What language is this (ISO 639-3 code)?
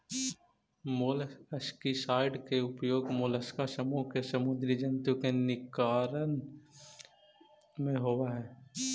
mag